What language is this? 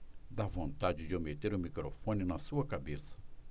Portuguese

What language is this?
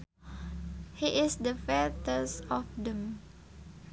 Sundanese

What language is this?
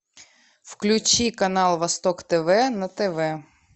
Russian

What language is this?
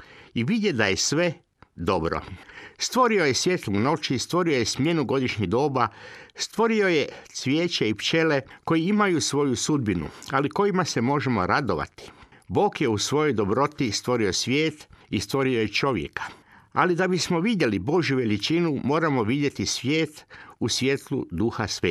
Croatian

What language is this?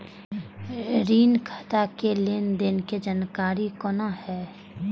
Maithili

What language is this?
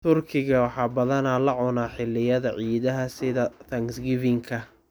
Somali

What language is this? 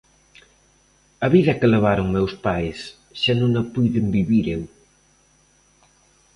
Galician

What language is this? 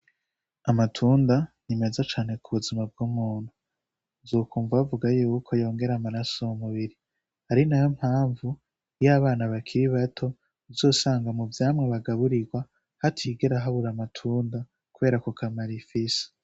Rundi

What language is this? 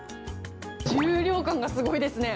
Japanese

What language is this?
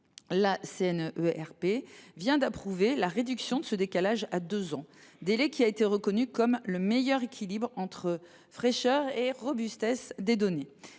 French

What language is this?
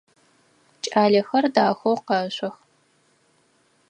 Adyghe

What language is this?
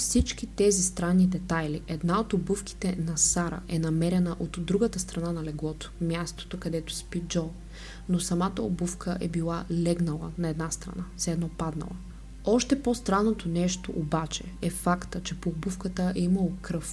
Bulgarian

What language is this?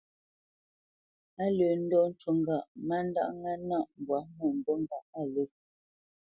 Bamenyam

